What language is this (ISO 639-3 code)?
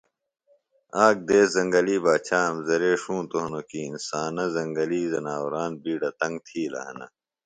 phl